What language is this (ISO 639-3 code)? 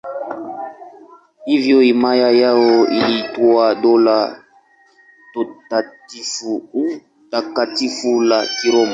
swa